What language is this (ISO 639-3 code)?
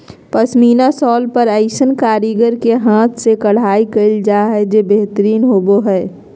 mag